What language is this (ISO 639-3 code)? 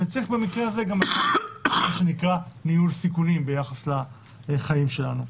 heb